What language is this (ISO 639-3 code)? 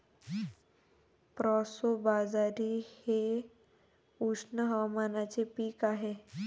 mar